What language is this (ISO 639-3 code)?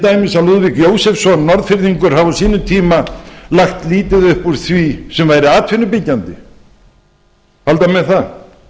isl